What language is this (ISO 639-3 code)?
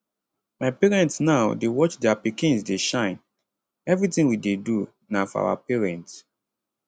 pcm